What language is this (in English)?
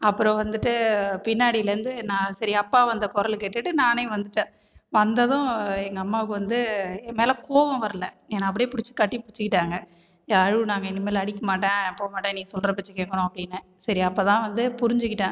Tamil